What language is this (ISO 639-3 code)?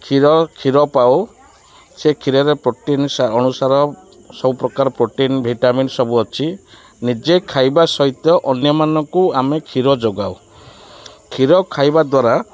ori